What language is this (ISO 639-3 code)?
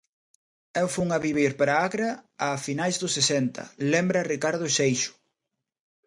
glg